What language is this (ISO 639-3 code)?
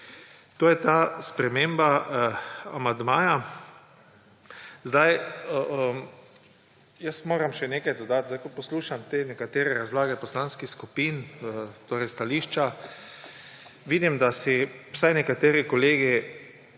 slv